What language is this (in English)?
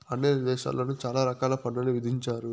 Telugu